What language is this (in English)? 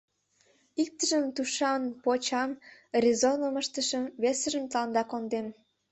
Mari